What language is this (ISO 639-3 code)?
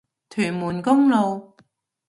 yue